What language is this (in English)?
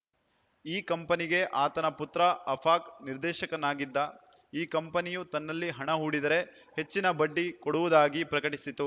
Kannada